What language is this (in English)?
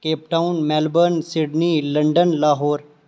Dogri